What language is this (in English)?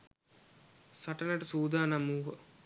Sinhala